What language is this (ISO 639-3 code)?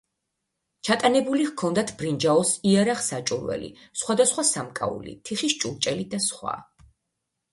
kat